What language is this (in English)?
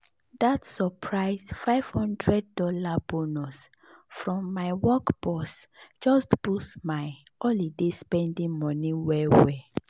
Nigerian Pidgin